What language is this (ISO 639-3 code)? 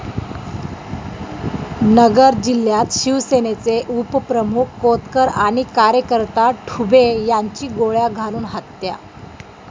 mar